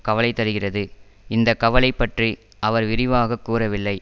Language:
Tamil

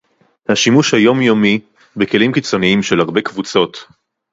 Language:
Hebrew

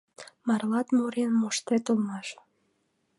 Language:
Mari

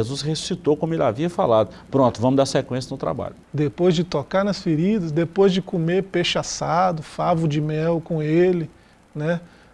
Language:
Portuguese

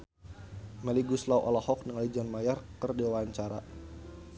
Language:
Sundanese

